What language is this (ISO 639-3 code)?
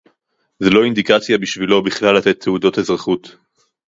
heb